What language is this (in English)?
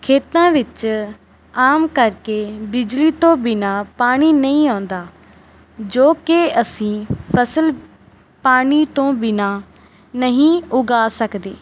Punjabi